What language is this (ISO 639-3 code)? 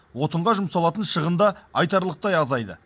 kaz